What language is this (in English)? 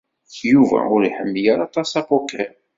Kabyle